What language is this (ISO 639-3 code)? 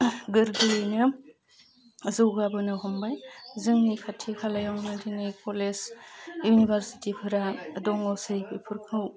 brx